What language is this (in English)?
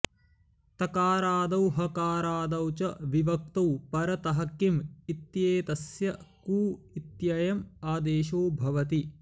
Sanskrit